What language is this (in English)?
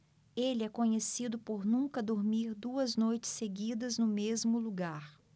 Portuguese